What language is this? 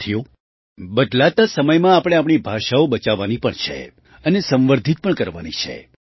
Gujarati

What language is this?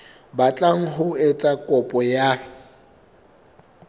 Southern Sotho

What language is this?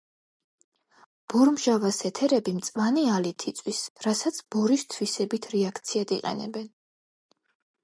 Georgian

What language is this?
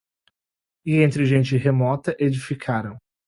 Portuguese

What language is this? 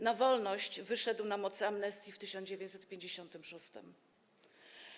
Polish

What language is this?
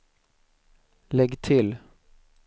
Swedish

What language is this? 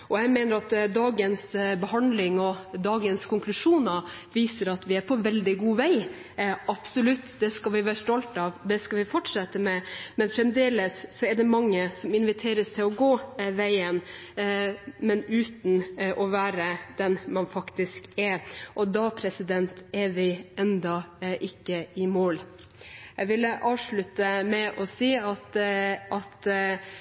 Norwegian Bokmål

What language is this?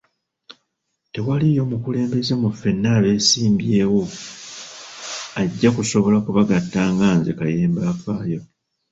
Ganda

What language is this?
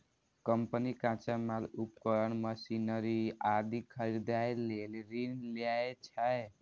Maithili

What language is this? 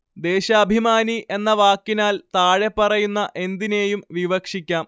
Malayalam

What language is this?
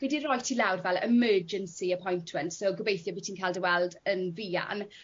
Welsh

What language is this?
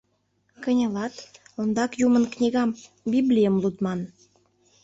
Mari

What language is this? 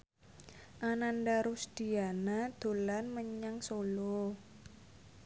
Javanese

